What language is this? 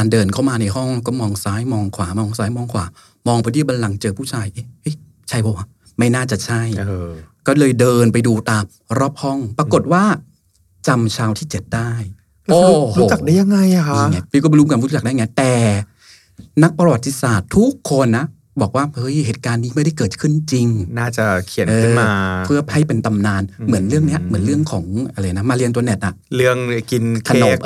Thai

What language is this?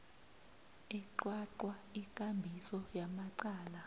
South Ndebele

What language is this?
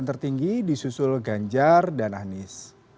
Indonesian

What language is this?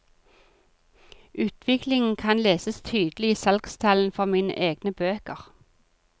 Norwegian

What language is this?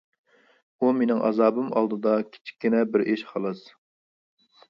Uyghur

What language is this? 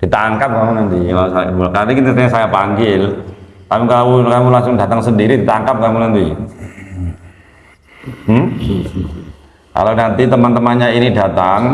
Indonesian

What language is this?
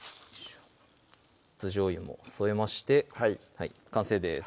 Japanese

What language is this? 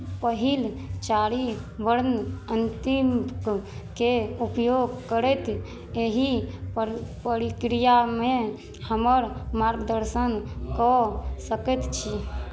Maithili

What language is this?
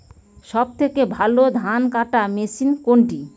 Bangla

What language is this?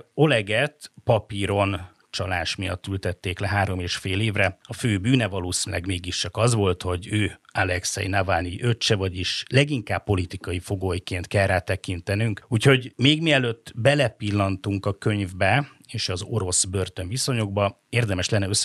Hungarian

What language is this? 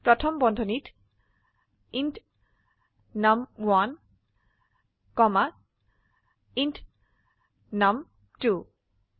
Assamese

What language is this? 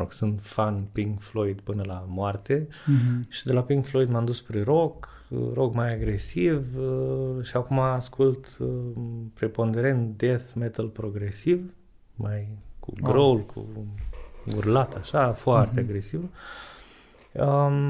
Romanian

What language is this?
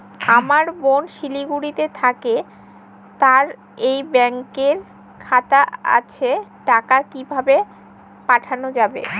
Bangla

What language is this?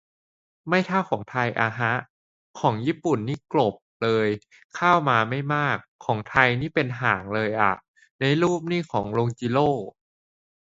Thai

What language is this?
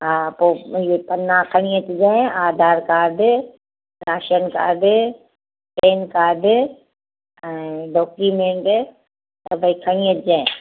Sindhi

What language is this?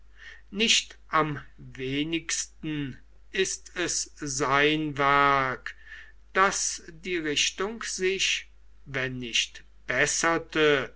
German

